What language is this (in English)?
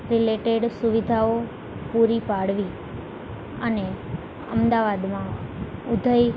Gujarati